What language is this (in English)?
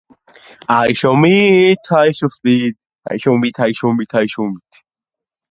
Georgian